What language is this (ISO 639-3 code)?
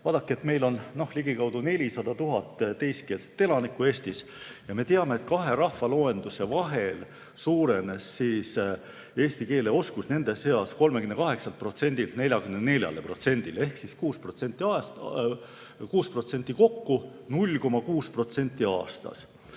est